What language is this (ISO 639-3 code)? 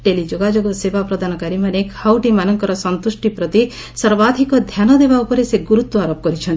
ori